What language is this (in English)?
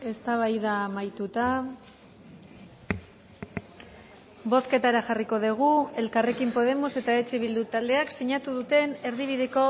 Basque